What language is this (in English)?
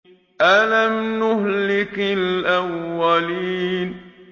Arabic